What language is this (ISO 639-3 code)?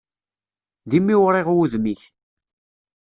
kab